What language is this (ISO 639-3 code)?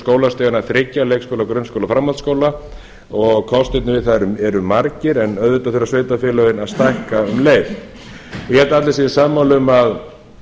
isl